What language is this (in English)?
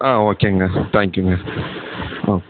Tamil